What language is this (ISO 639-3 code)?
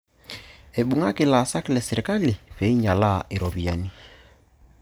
mas